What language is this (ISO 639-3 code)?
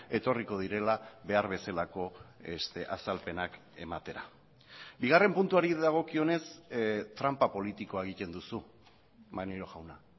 eus